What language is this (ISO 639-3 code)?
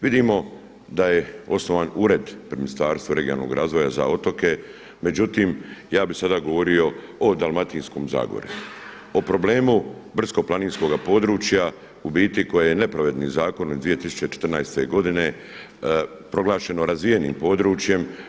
hrv